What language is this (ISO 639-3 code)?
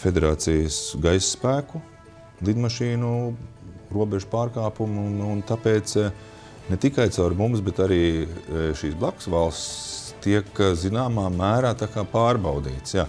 lav